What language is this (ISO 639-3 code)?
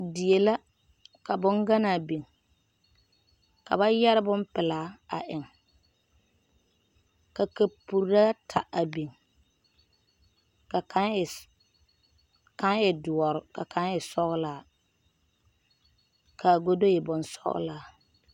dga